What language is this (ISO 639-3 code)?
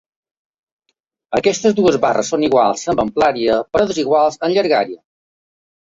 cat